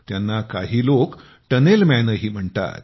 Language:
Marathi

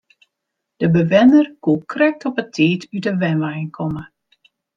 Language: Western Frisian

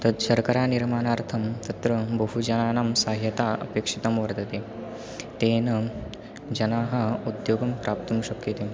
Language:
Sanskrit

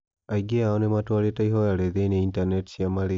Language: Kikuyu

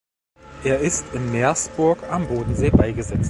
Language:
German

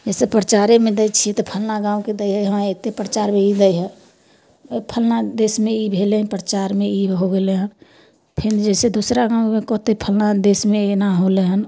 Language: Maithili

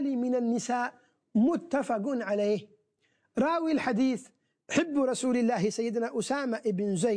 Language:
Arabic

